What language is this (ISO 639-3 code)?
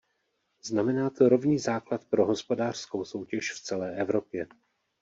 ces